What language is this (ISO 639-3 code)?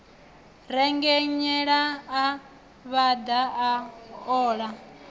ven